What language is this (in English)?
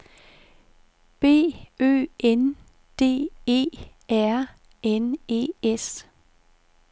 Danish